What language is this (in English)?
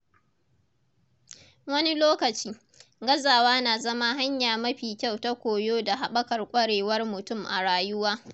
Hausa